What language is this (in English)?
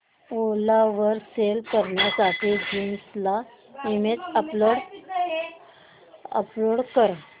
Marathi